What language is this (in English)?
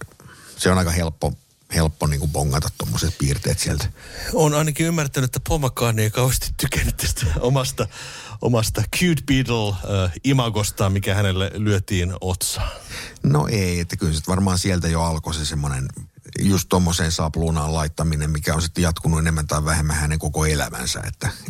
Finnish